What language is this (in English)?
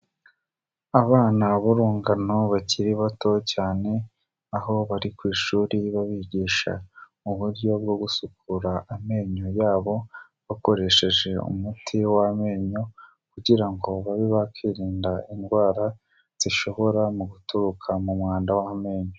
Kinyarwanda